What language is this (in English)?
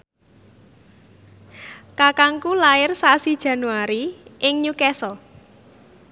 Javanese